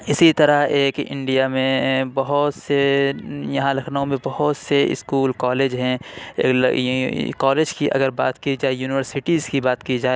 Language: Urdu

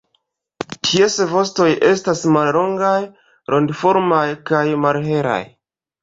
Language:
Esperanto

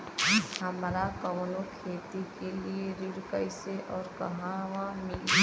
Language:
Bhojpuri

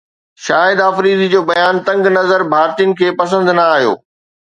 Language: Sindhi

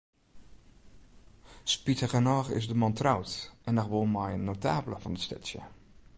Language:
Western Frisian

